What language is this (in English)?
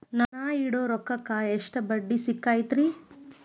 Kannada